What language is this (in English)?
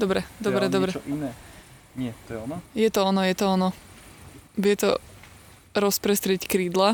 Slovak